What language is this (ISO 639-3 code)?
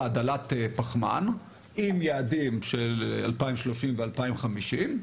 heb